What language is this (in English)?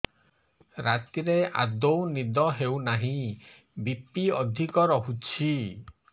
Odia